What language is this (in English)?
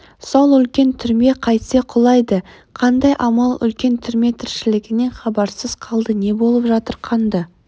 Kazakh